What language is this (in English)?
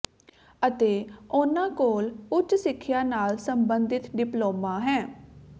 Punjabi